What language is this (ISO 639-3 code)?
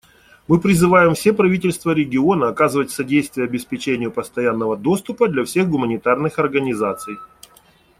rus